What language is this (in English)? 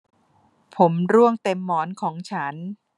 Thai